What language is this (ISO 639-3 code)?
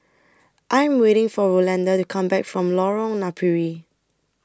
eng